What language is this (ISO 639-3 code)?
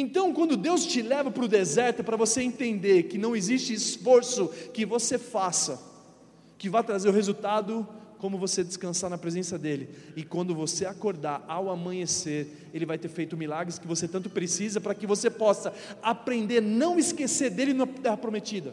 por